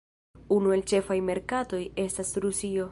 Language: Esperanto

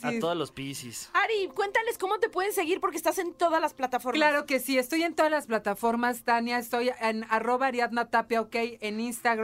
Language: Spanish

